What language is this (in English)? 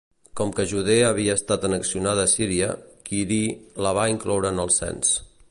Catalan